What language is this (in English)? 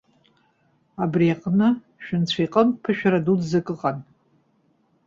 Abkhazian